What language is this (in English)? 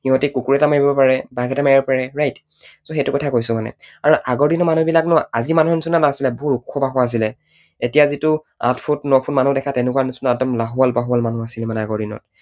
Assamese